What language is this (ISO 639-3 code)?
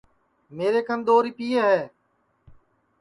ssi